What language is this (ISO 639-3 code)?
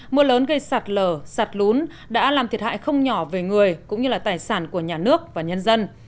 vie